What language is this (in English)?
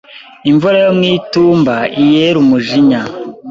Kinyarwanda